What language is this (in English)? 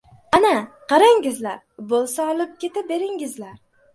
Uzbek